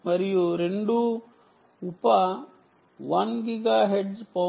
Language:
Telugu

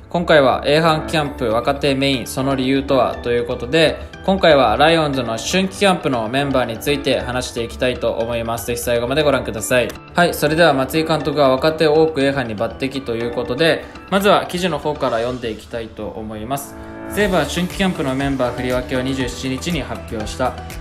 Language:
Japanese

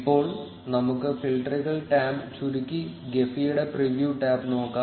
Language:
Malayalam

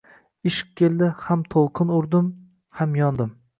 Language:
Uzbek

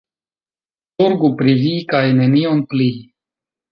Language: Esperanto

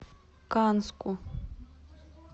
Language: Russian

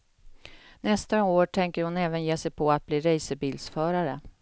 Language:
Swedish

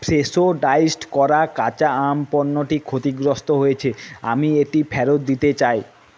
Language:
Bangla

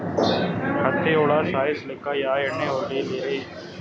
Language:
Kannada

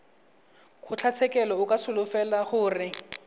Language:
Tswana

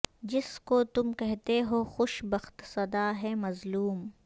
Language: Urdu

